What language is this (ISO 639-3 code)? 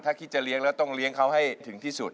tha